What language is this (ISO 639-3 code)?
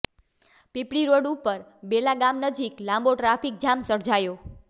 guj